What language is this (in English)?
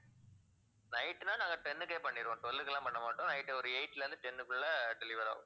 Tamil